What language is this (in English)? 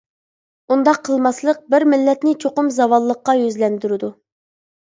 Uyghur